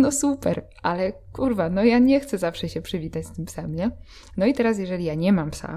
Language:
Polish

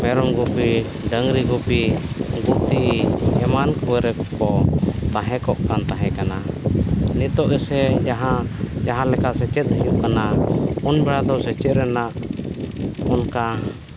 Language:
Santali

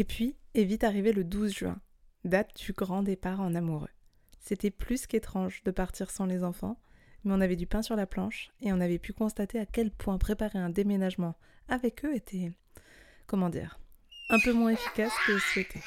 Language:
French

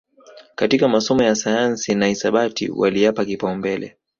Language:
Swahili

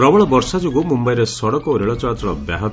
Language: Odia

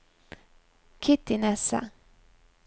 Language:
Norwegian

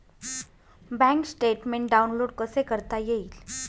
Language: Marathi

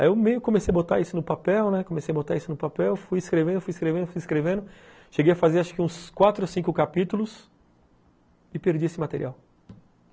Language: Portuguese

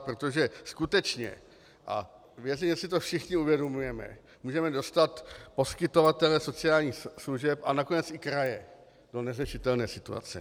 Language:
Czech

